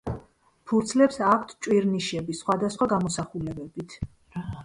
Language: Georgian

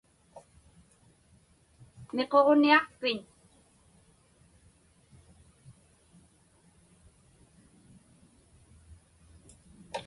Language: Inupiaq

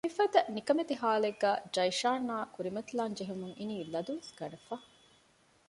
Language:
Divehi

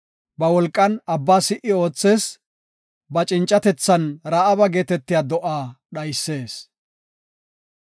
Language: Gofa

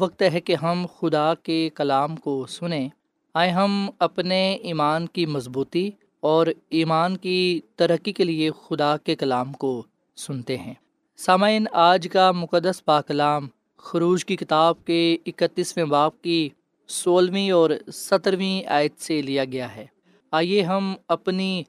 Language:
Urdu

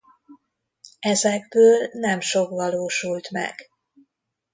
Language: Hungarian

